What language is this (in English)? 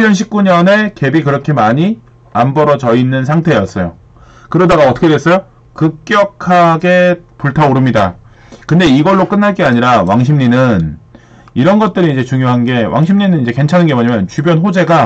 Korean